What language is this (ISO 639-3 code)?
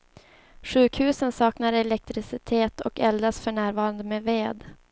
swe